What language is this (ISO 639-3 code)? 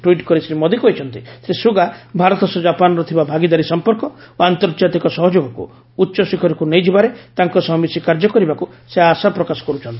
ori